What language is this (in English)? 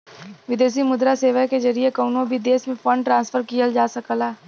Bhojpuri